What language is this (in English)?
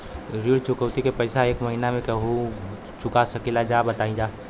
Bhojpuri